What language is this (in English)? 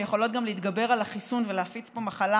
Hebrew